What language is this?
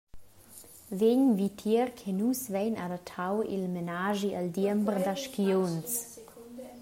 Romansh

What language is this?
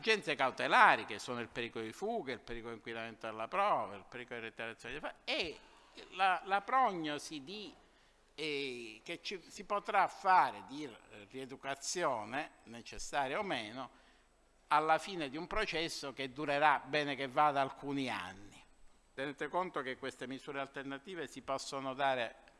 Italian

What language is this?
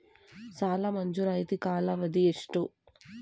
Kannada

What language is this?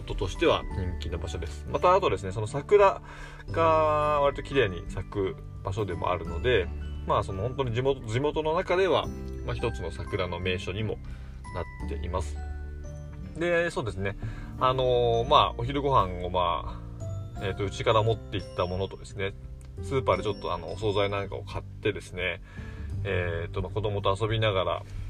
Japanese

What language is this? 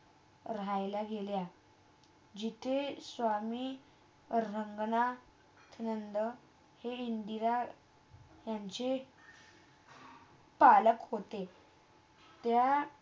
Marathi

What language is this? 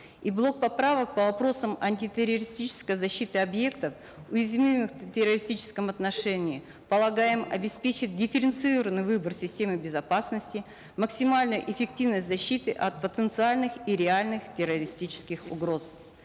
Kazakh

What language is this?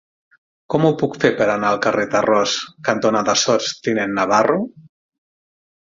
Catalan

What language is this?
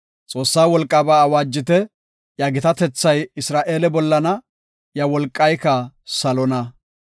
Gofa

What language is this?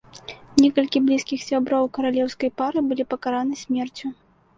Belarusian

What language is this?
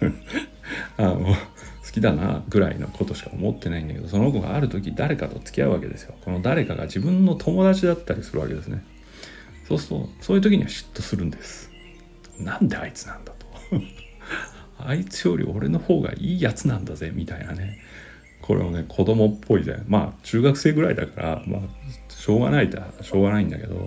Japanese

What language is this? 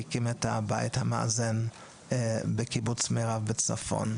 Hebrew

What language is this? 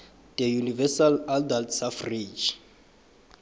South Ndebele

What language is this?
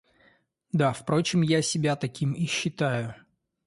Russian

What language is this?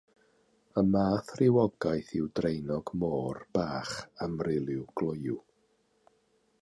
Welsh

